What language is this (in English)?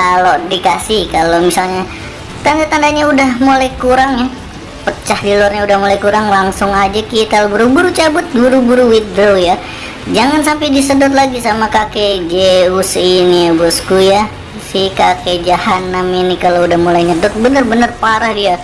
Indonesian